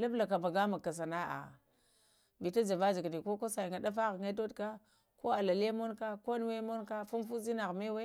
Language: Lamang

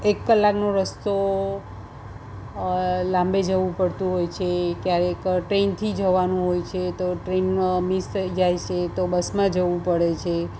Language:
Gujarati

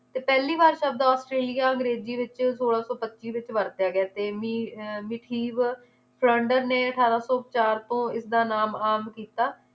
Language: Punjabi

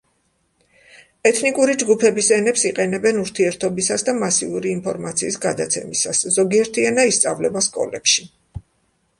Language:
Georgian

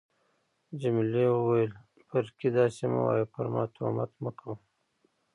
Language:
Pashto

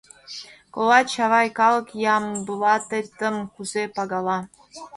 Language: Mari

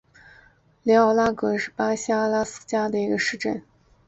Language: Chinese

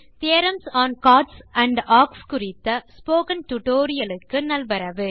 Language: Tamil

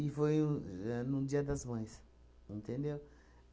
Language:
Portuguese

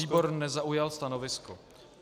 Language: Czech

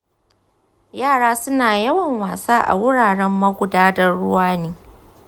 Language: Hausa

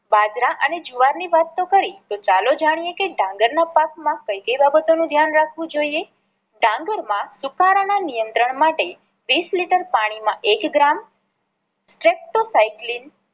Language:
Gujarati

